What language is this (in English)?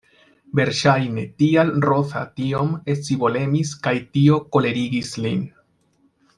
Esperanto